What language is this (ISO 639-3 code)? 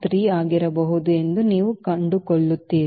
kan